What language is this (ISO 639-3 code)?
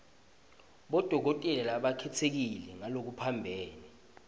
ssw